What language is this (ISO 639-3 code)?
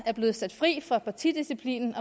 dan